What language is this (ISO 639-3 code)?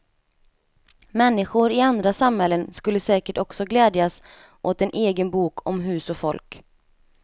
swe